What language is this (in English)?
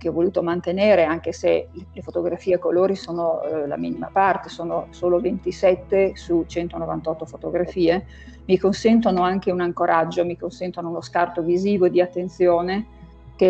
Italian